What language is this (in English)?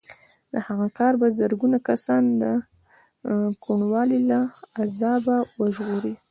Pashto